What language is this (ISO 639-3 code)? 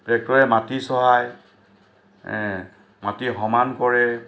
asm